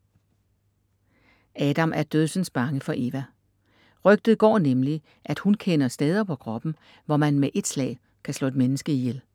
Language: Danish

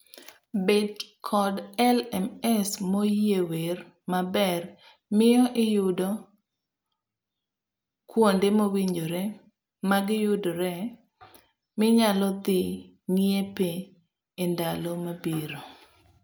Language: Luo (Kenya and Tanzania)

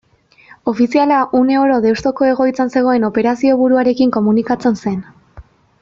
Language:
Basque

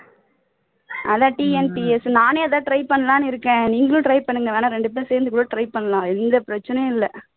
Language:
Tamil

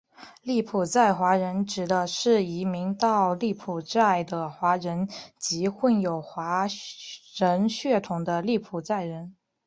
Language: Chinese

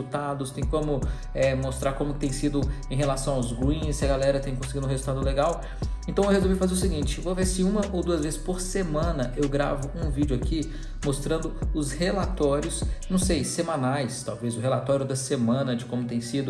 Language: Portuguese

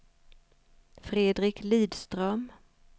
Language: Swedish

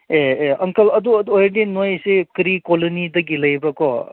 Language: Manipuri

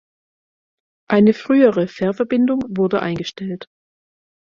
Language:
German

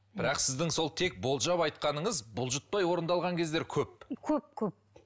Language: Kazakh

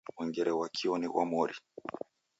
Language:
Taita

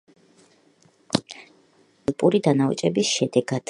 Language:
Georgian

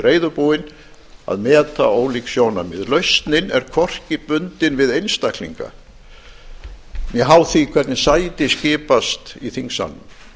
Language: Icelandic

